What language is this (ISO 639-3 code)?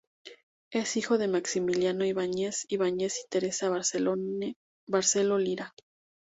spa